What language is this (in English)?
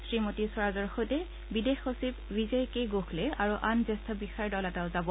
Assamese